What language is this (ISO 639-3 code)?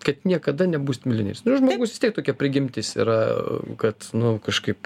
lit